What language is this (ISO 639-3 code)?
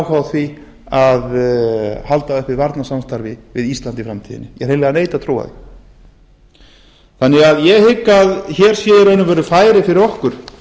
isl